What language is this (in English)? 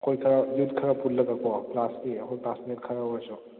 Manipuri